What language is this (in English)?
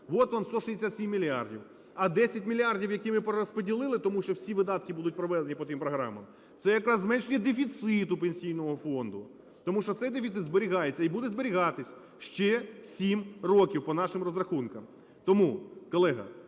Ukrainian